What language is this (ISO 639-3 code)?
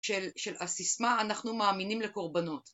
heb